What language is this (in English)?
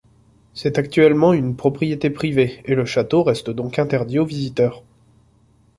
French